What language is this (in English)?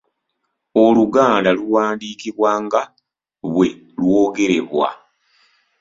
Ganda